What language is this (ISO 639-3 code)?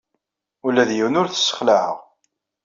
kab